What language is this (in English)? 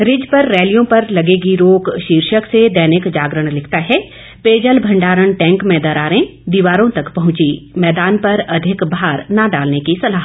Hindi